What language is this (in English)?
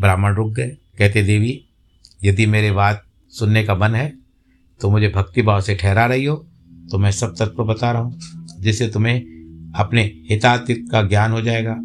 Hindi